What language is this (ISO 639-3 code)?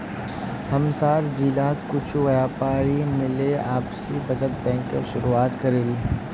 mag